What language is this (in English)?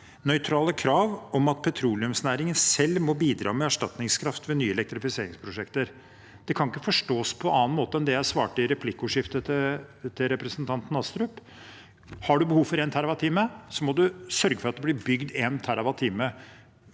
Norwegian